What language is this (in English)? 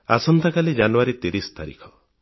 Odia